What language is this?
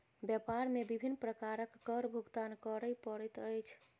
Maithili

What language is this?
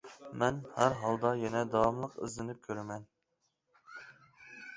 Uyghur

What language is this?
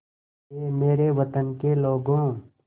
Hindi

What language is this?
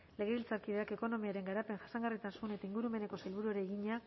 Basque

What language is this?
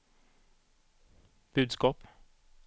Swedish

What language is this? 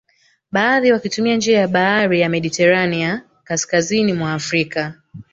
Swahili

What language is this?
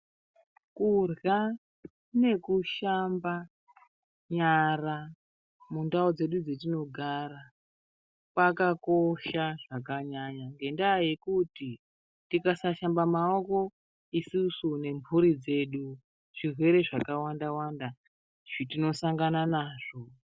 Ndau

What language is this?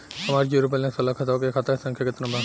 Bhojpuri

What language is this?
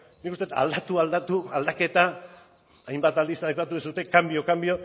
Basque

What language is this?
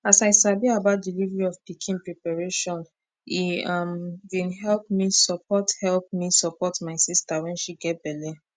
Nigerian Pidgin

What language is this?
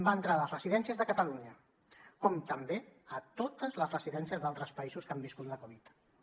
Catalan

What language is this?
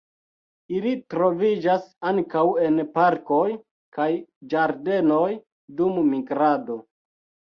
Esperanto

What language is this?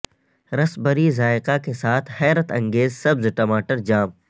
Urdu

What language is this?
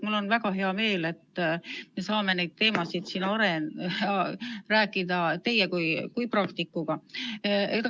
Estonian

